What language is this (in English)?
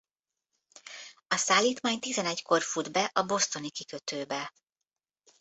Hungarian